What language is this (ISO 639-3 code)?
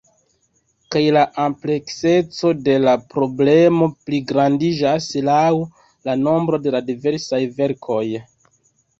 epo